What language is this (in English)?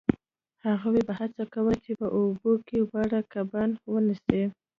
Pashto